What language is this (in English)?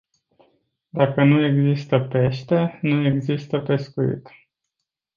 Romanian